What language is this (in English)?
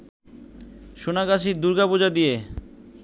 Bangla